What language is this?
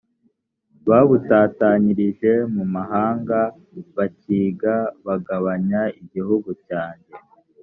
Kinyarwanda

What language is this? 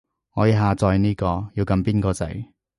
Cantonese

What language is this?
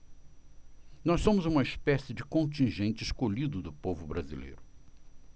Portuguese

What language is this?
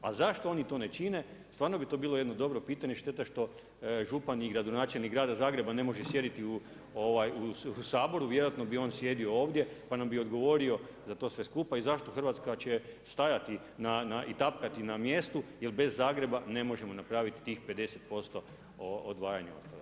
Croatian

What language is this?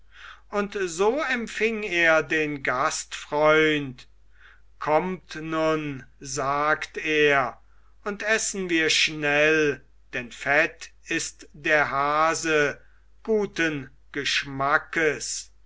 German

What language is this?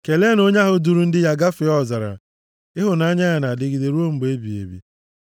Igbo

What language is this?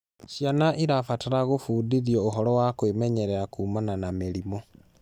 Kikuyu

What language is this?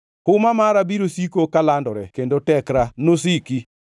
Luo (Kenya and Tanzania)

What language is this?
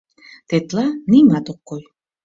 Mari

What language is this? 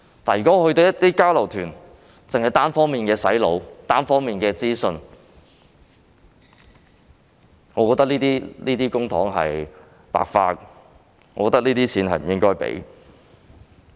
Cantonese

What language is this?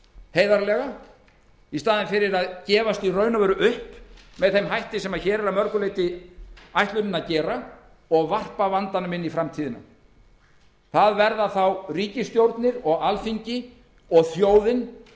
Icelandic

